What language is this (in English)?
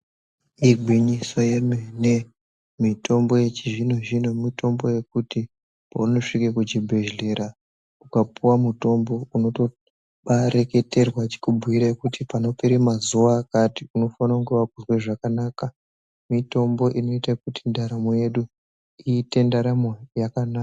Ndau